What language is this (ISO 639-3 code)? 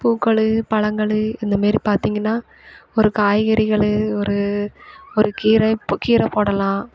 tam